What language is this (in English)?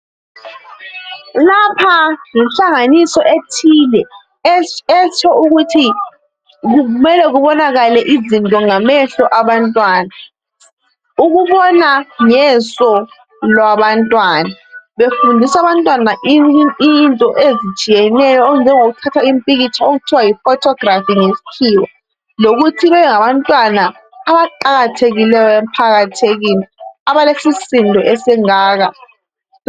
North Ndebele